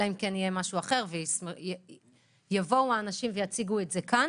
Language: Hebrew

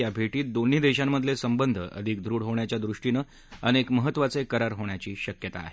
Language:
Marathi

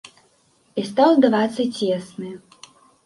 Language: Belarusian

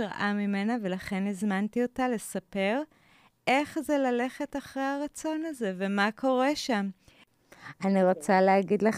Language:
Hebrew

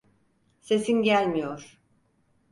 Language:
Turkish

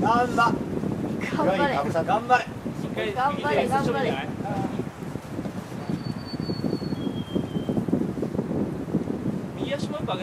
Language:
Japanese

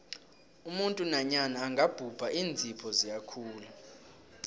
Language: South Ndebele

